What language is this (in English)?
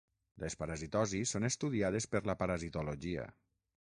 Catalan